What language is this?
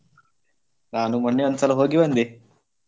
Kannada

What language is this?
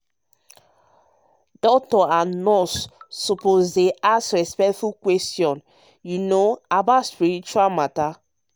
Nigerian Pidgin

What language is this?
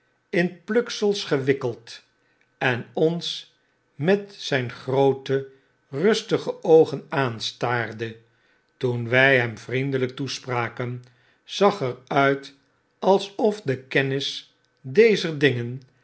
Dutch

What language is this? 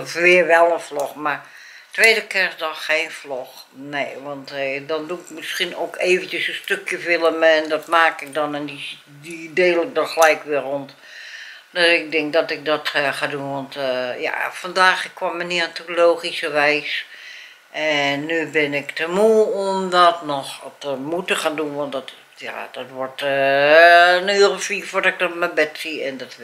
Dutch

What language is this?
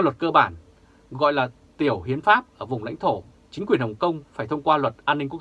Vietnamese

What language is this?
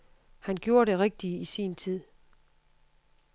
Danish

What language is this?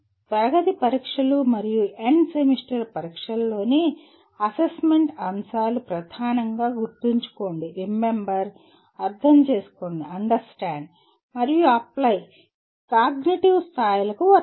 Telugu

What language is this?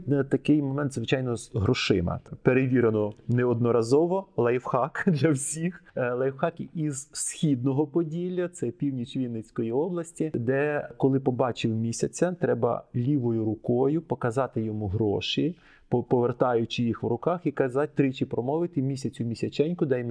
Ukrainian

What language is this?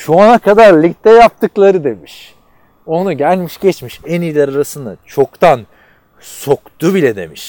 Turkish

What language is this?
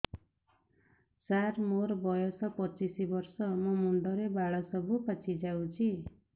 Odia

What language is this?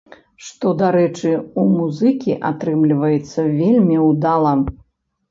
Belarusian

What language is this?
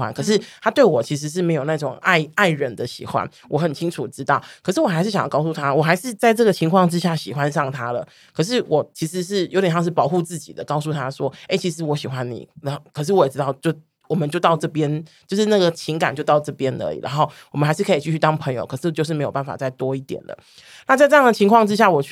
Chinese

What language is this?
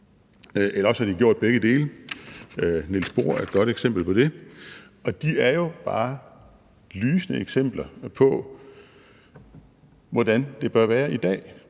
Danish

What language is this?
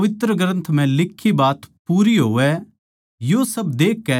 Haryanvi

